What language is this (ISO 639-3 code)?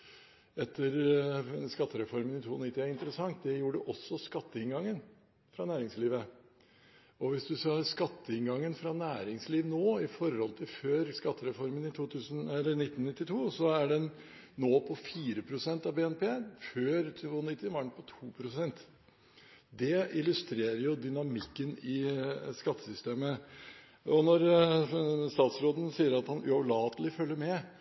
nob